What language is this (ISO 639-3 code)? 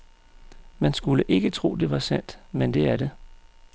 dan